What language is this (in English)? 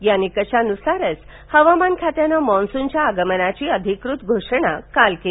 Marathi